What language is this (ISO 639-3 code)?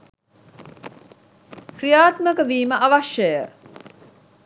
sin